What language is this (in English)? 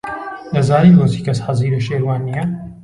Central Kurdish